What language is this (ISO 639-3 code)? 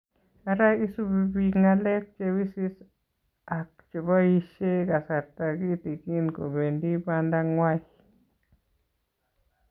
kln